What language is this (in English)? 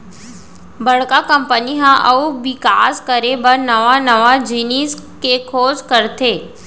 Chhattisgarhi